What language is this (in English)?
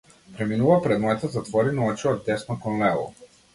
Macedonian